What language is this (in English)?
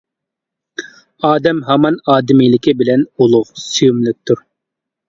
Uyghur